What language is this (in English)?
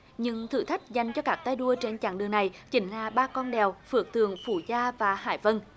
Vietnamese